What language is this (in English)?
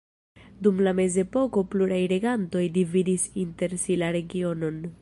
Esperanto